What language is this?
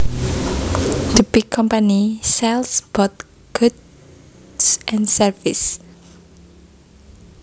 Javanese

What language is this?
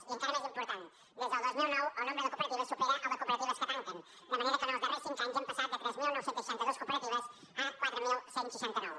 Catalan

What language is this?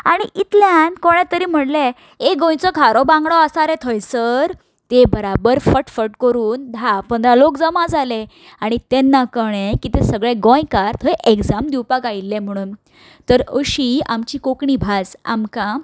Konkani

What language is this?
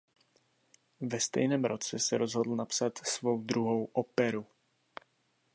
Czech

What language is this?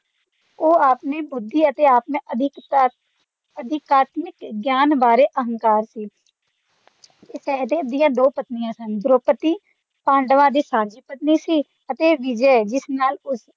Punjabi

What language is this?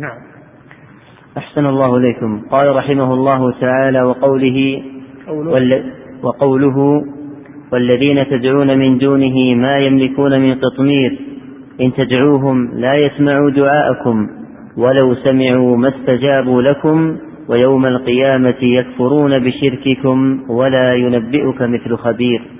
Arabic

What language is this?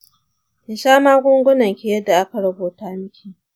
Hausa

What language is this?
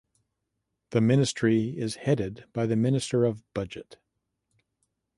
English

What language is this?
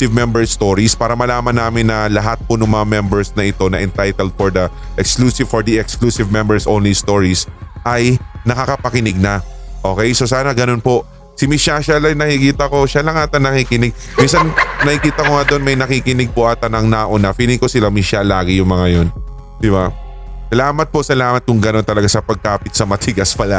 Filipino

